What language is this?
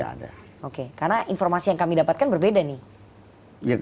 Indonesian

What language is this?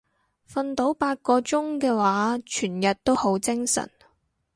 Cantonese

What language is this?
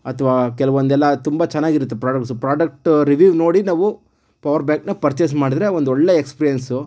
Kannada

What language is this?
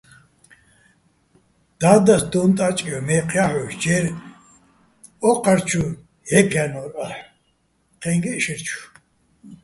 Bats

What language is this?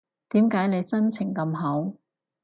Cantonese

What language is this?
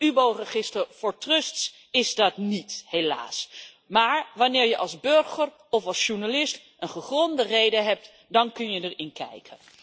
Dutch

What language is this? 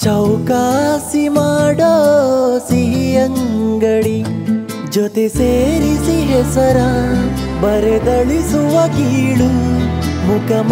Hindi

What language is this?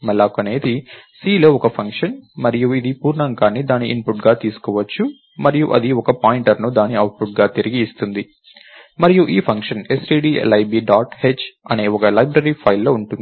Telugu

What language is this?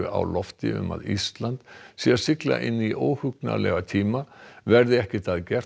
Icelandic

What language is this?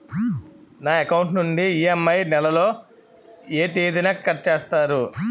Telugu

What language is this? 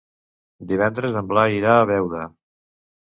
Catalan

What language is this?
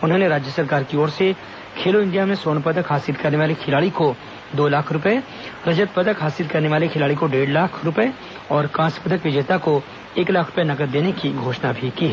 Hindi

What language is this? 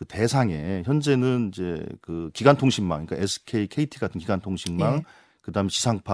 Korean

